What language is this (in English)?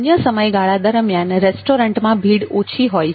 Gujarati